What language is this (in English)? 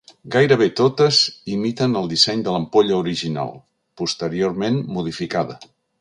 Catalan